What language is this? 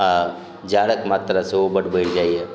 Maithili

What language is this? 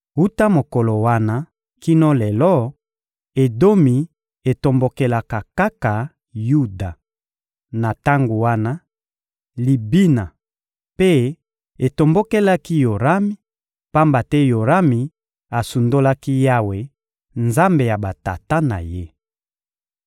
Lingala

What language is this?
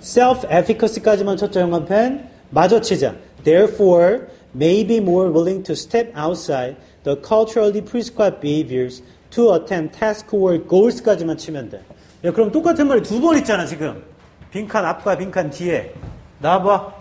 Korean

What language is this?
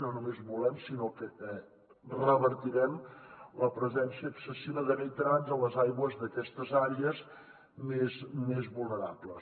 Catalan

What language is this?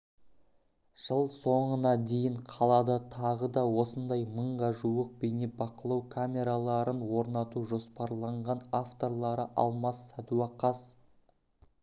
Kazakh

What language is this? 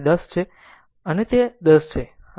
Gujarati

